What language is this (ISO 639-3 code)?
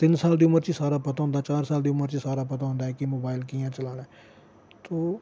doi